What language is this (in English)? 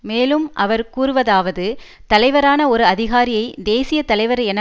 Tamil